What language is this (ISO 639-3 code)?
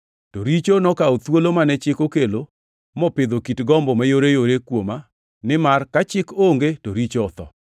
luo